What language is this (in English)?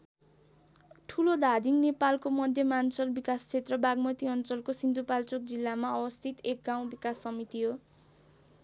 Nepali